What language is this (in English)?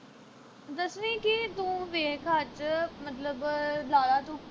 Punjabi